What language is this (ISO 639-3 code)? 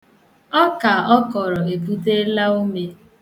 ibo